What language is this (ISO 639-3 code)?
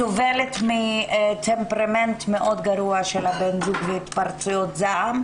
heb